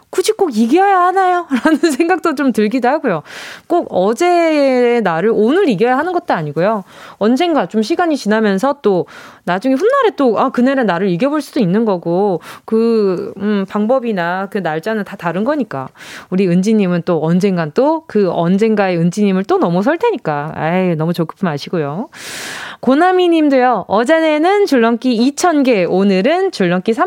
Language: Korean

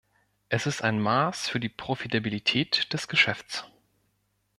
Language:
German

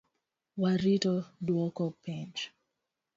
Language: Luo (Kenya and Tanzania)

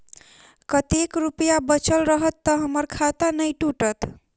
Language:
Maithili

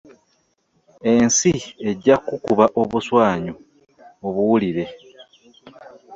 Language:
Ganda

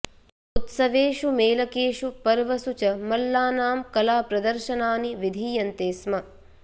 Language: Sanskrit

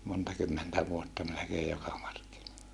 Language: Finnish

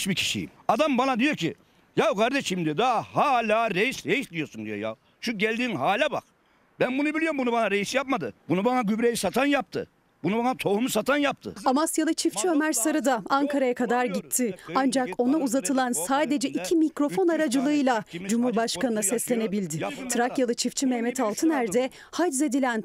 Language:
Turkish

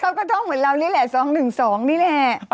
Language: Thai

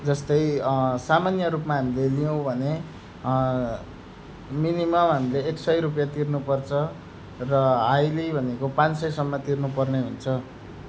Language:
Nepali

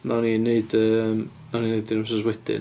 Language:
Welsh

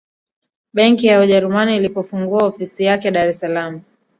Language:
Swahili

